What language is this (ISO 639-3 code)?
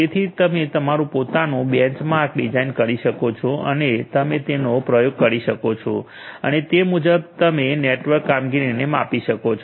guj